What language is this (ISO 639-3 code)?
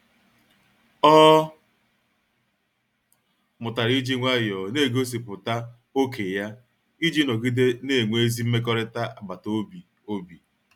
ibo